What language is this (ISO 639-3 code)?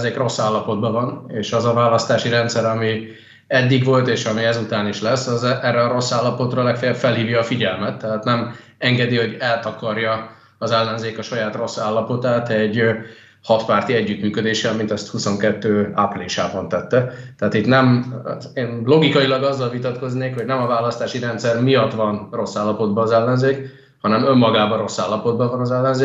hun